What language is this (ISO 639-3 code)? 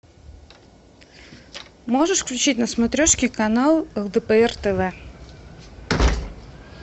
rus